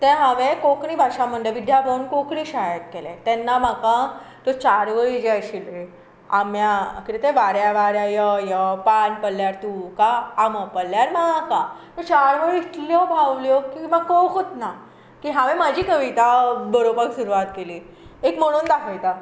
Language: Konkani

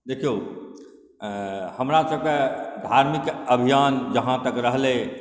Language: Maithili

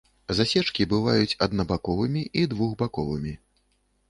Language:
Belarusian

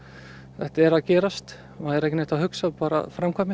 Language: Icelandic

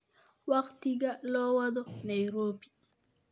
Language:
Somali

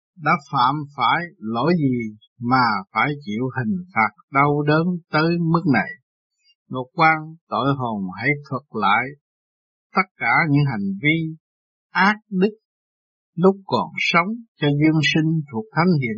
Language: Vietnamese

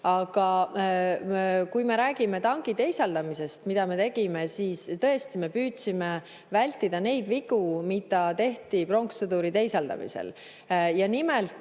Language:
Estonian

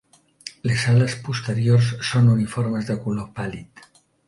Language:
Catalan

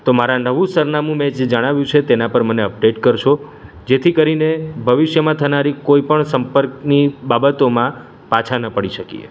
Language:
Gujarati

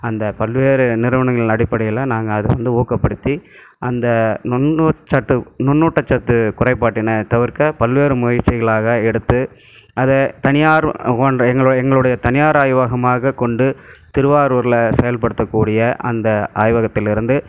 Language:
Tamil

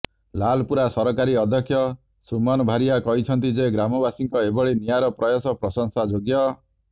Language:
Odia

